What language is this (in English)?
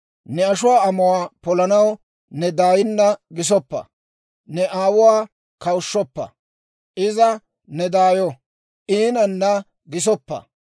Dawro